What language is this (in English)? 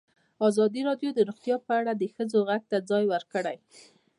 Pashto